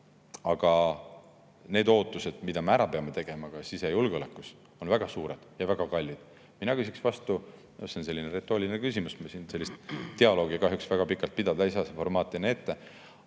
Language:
Estonian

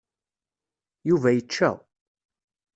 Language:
Kabyle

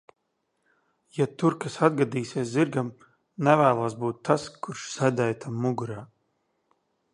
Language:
Latvian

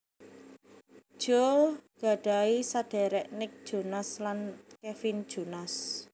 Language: Javanese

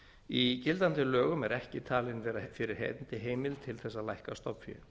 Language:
Icelandic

